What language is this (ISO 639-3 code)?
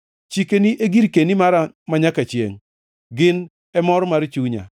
luo